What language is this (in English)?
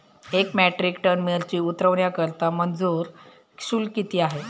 Marathi